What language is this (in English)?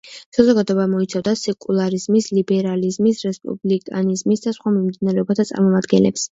Georgian